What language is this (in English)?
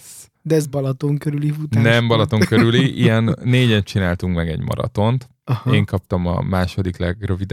Hungarian